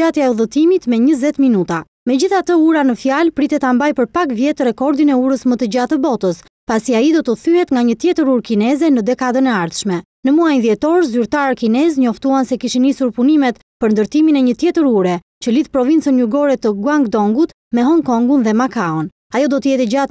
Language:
Romanian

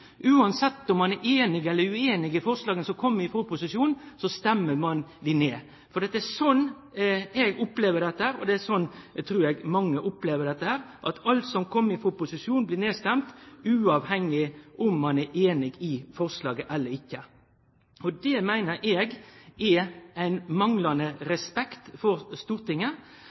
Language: Norwegian Nynorsk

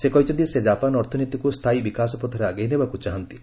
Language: Odia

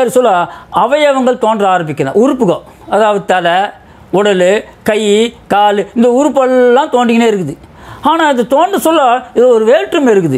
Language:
Dutch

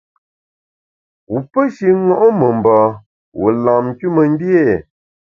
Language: Bamun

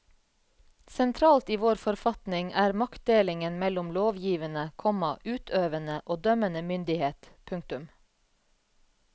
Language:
Norwegian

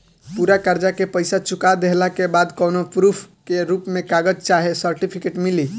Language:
Bhojpuri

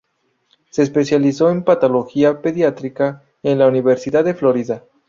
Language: Spanish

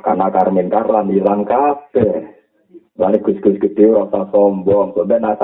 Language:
Malay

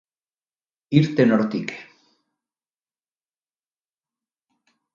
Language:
Basque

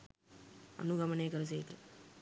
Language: Sinhala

